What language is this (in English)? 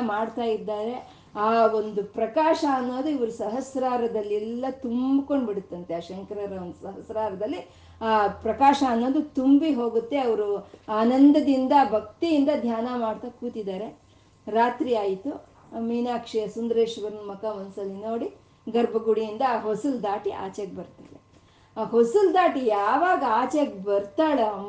Kannada